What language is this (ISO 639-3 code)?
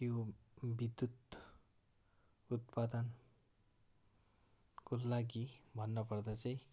nep